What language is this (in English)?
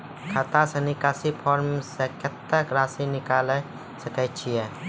Maithili